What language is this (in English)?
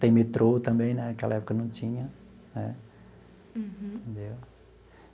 Portuguese